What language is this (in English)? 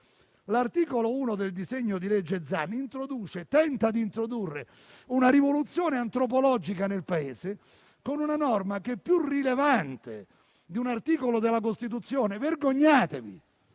Italian